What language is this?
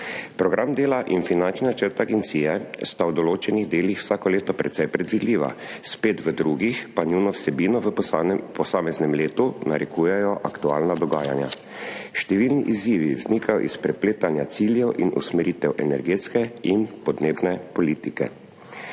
Slovenian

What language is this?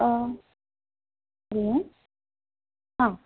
Sanskrit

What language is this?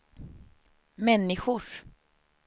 Swedish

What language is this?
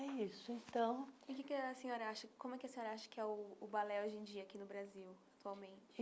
Portuguese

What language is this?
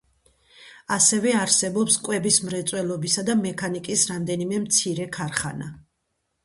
Georgian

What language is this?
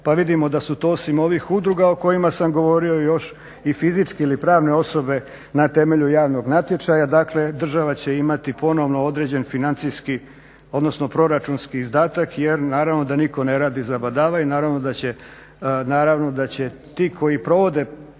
Croatian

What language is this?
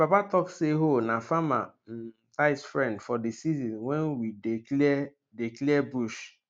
Nigerian Pidgin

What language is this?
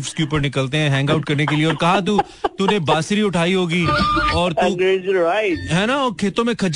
Hindi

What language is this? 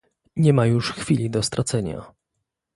Polish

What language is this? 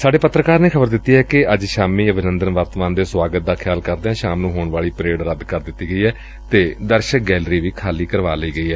Punjabi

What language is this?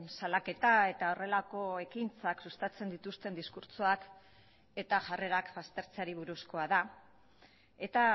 Basque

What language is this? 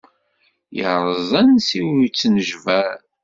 Kabyle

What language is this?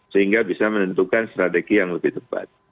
Indonesian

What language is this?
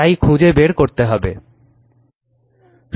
Bangla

